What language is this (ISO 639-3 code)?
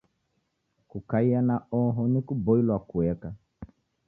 dav